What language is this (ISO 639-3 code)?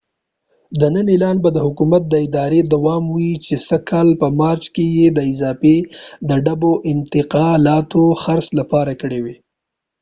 pus